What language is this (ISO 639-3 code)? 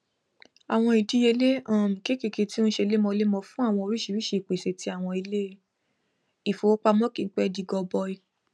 yor